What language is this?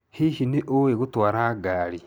Kikuyu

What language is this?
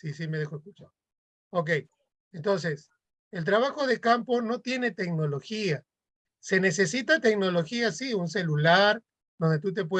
Spanish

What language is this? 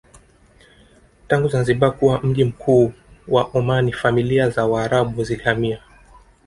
Swahili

